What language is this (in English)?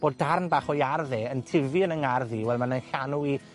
Welsh